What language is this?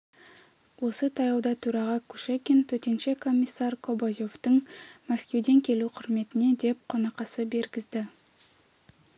Kazakh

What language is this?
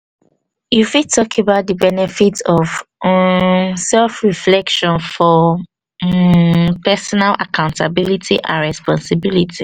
Nigerian Pidgin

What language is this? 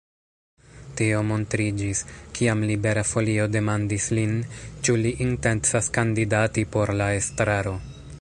Esperanto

